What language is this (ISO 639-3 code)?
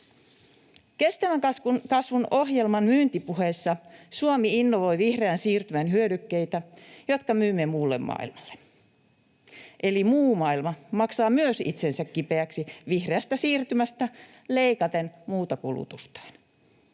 fin